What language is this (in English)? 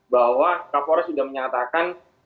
Indonesian